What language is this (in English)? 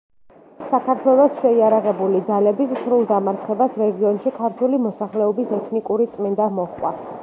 Georgian